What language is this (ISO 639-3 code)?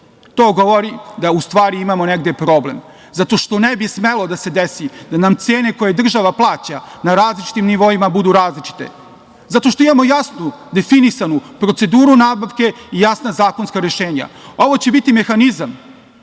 srp